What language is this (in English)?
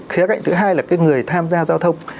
Vietnamese